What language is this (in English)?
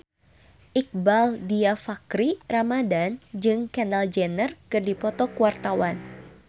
Sundanese